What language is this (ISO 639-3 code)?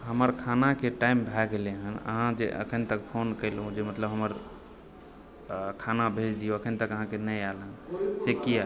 mai